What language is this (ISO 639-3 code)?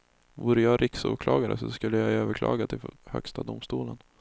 swe